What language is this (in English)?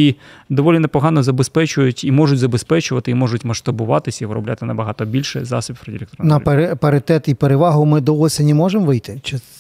Ukrainian